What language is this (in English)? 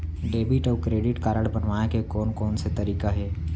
Chhattisgarhi